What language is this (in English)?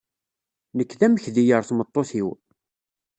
Kabyle